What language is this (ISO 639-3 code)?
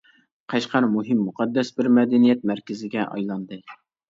uig